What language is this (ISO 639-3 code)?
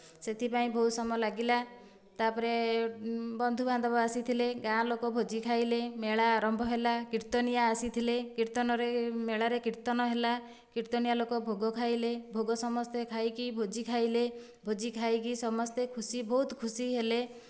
ori